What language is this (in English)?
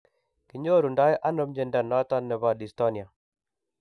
Kalenjin